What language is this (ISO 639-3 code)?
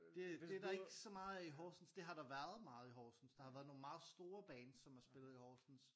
dan